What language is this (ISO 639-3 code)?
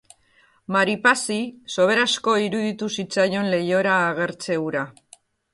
eus